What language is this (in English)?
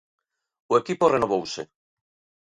Galician